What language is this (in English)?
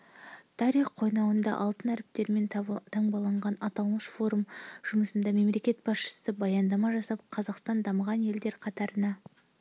Kazakh